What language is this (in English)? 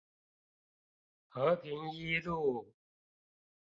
Chinese